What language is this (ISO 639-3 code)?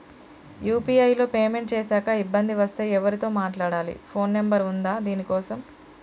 tel